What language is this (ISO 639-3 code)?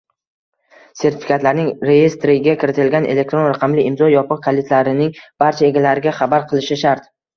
uzb